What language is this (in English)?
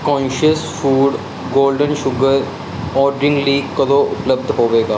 Punjabi